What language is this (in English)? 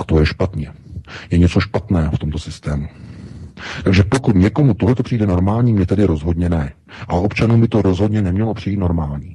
Czech